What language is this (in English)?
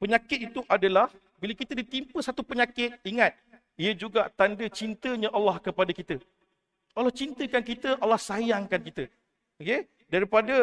Malay